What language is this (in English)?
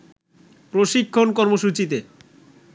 Bangla